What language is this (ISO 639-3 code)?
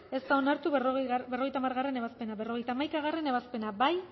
eus